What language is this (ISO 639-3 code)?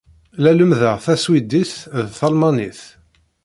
kab